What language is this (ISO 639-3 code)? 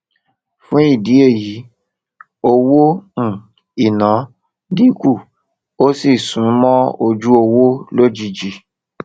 yor